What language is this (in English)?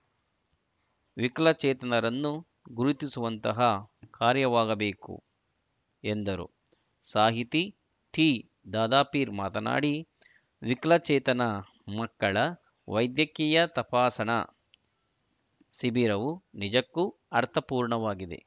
Kannada